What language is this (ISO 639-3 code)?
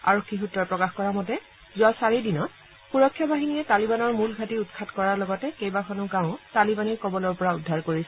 asm